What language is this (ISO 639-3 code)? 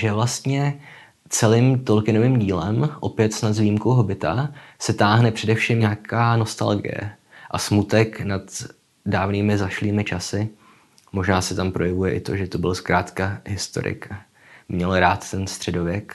ces